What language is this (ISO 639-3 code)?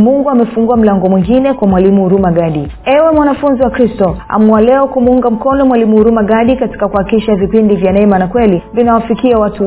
swa